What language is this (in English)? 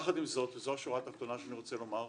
Hebrew